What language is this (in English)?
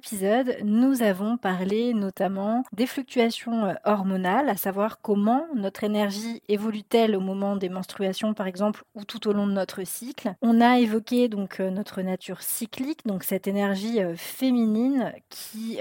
French